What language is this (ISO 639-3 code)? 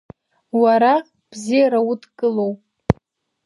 abk